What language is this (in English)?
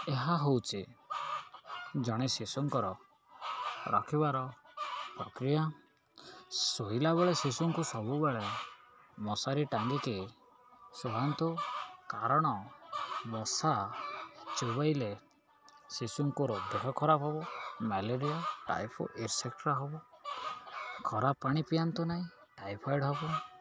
Odia